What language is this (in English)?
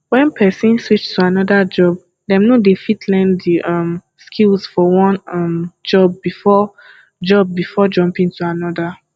Nigerian Pidgin